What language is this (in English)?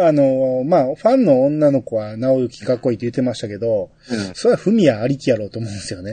Japanese